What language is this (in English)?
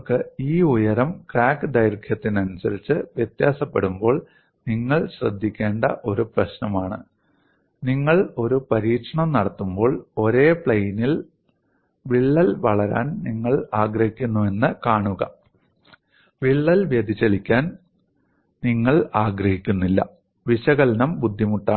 Malayalam